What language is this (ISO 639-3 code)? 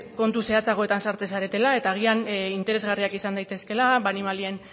eus